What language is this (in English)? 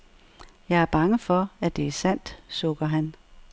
Danish